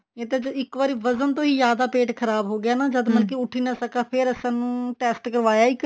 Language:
Punjabi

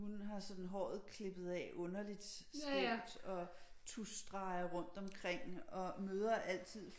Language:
Danish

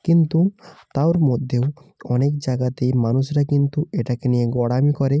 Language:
Bangla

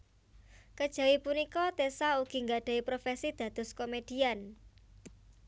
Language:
Javanese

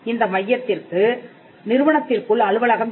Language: Tamil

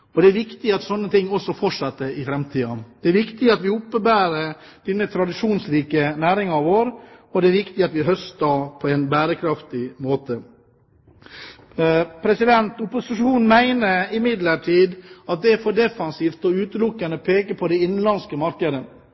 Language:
Norwegian Bokmål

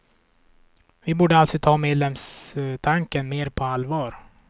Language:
Swedish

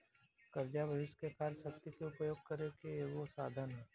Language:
Bhojpuri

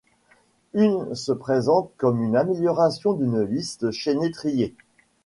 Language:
French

